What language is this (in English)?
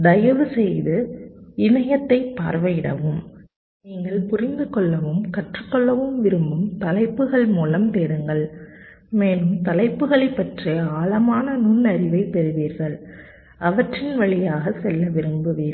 Tamil